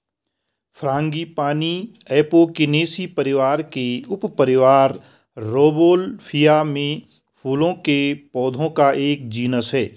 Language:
Hindi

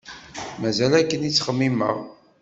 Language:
Kabyle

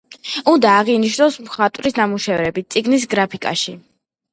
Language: Georgian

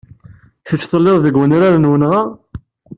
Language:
Kabyle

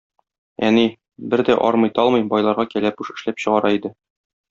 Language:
Tatar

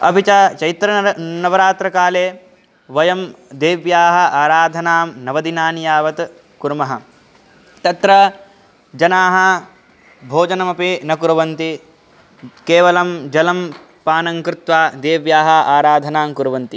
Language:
Sanskrit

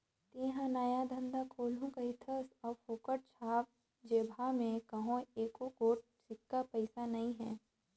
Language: Chhattisgarhi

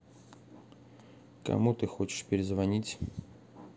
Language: Russian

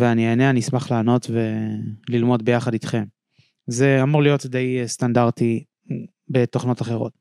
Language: Hebrew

